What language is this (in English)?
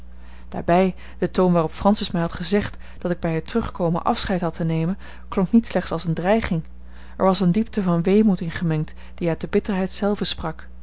Dutch